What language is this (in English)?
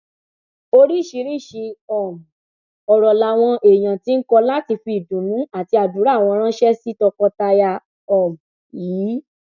Yoruba